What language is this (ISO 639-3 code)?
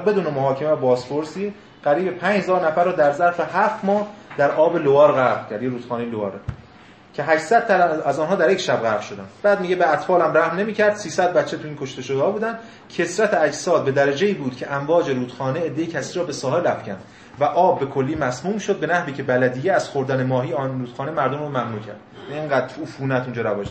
fas